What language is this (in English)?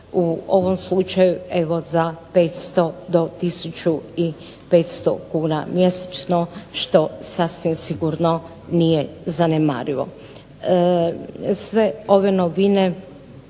Croatian